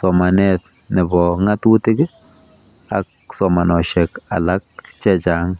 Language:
Kalenjin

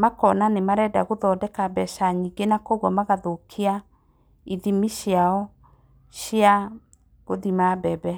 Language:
Kikuyu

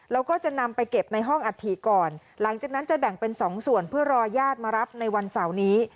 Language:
Thai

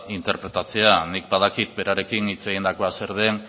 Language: Basque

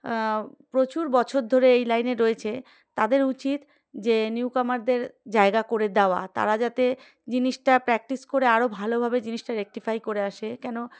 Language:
Bangla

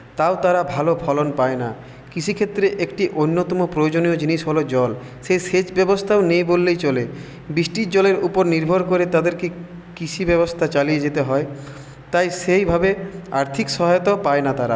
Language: Bangla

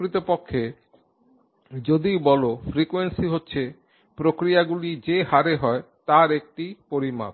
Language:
Bangla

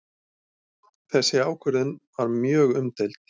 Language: Icelandic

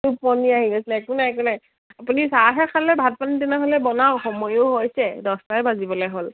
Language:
Assamese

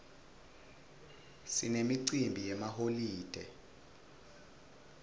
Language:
Swati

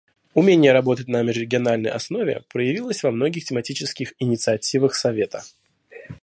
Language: Russian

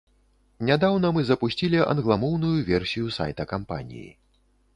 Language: Belarusian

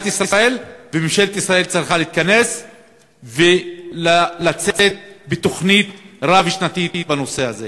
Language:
Hebrew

